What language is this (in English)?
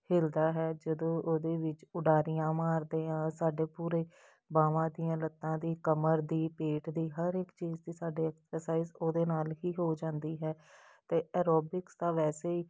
Punjabi